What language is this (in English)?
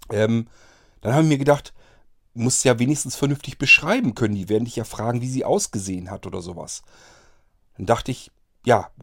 German